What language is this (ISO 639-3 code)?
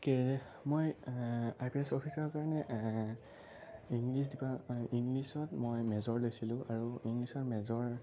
asm